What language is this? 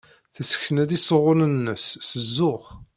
Kabyle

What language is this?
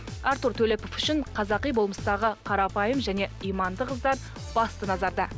Kazakh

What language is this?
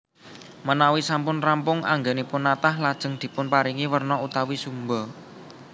Javanese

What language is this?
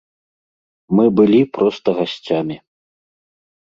Belarusian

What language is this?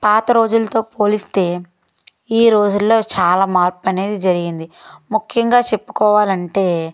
Telugu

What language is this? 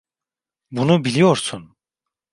Turkish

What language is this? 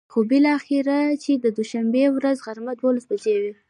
Pashto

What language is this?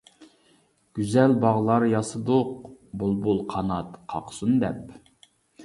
Uyghur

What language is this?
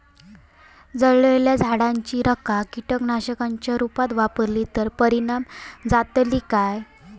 Marathi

